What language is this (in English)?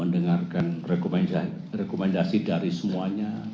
Indonesian